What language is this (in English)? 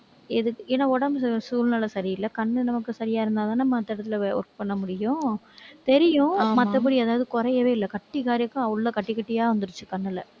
Tamil